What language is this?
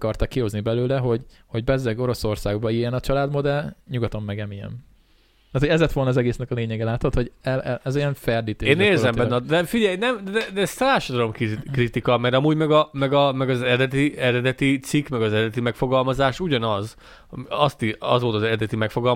Hungarian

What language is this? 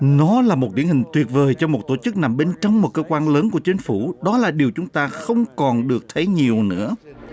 Vietnamese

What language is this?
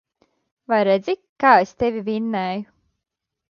Latvian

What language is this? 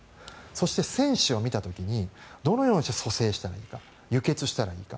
Japanese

